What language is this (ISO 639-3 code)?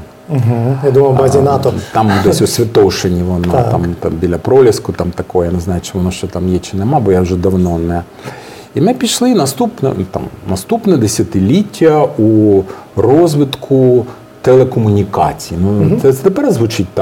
ukr